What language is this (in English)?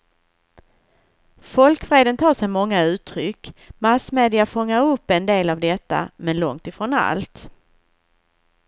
Swedish